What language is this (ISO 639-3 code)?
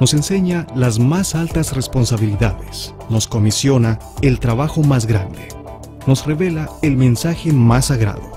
spa